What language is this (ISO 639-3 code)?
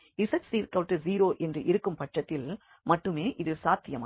tam